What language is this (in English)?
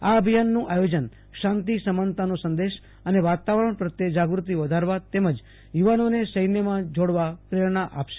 Gujarati